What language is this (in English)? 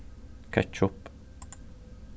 Faroese